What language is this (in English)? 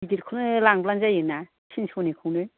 Bodo